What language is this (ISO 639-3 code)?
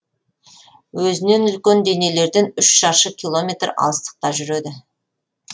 kaz